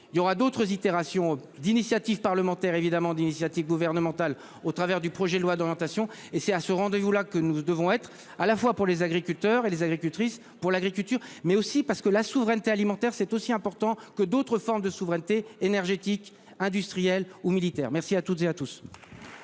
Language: French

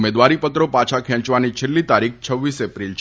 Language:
Gujarati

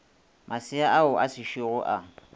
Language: Northern Sotho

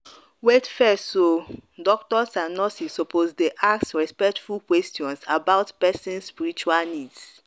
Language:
Nigerian Pidgin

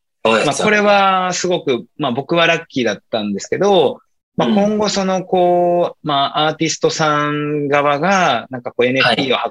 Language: Japanese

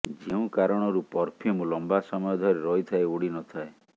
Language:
Odia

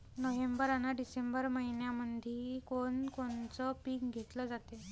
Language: Marathi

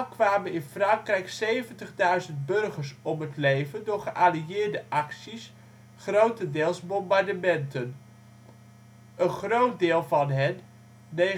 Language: Dutch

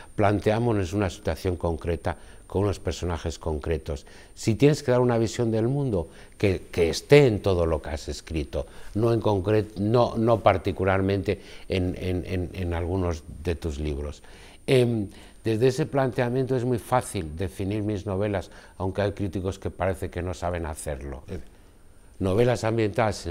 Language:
Spanish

